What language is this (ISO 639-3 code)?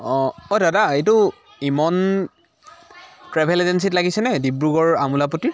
asm